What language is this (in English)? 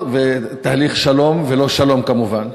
Hebrew